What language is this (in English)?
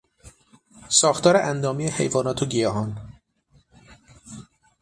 Persian